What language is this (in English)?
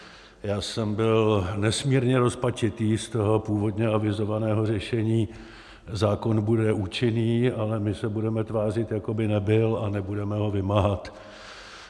Czech